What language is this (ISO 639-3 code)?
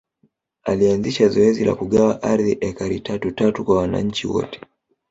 swa